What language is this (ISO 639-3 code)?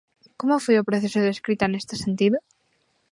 glg